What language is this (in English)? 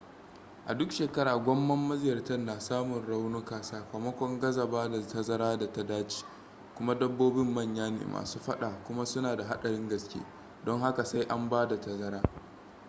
Hausa